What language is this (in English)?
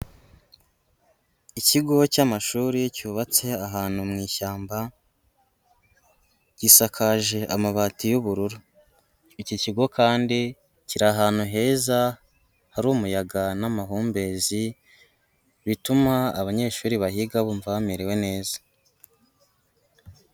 Kinyarwanda